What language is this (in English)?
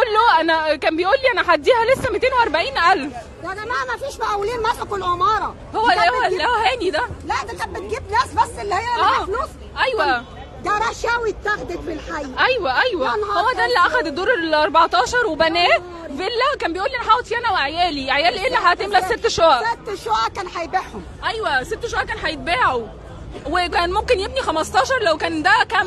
Arabic